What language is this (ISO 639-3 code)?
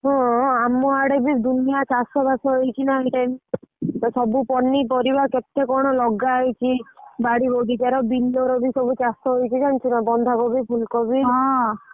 ori